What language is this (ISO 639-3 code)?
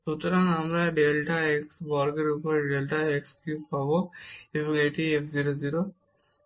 ben